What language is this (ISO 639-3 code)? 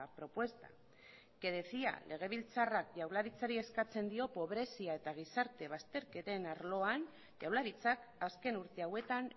eus